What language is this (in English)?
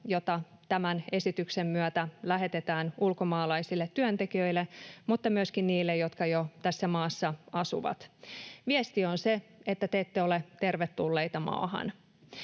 Finnish